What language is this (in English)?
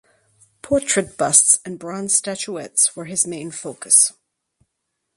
English